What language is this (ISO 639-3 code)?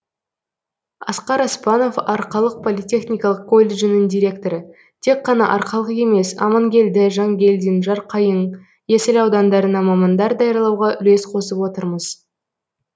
kaz